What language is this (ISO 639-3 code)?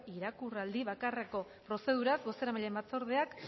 eus